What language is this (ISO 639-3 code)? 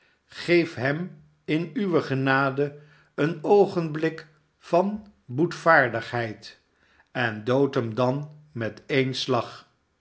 nld